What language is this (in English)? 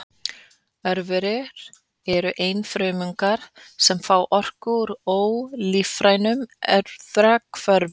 Icelandic